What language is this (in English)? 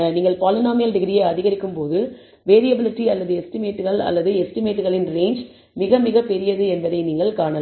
Tamil